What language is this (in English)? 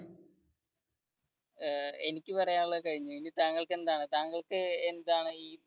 Malayalam